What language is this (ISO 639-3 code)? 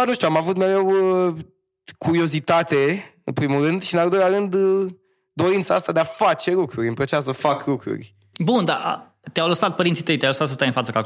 ron